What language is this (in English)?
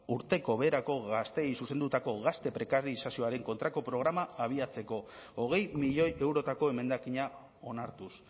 Basque